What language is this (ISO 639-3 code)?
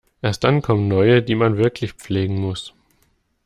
deu